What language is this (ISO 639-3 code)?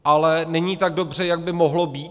ces